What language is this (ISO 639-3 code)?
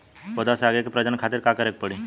bho